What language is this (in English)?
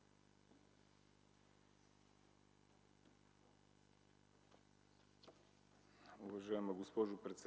Bulgarian